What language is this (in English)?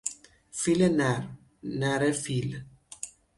Persian